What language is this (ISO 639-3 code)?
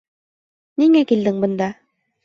bak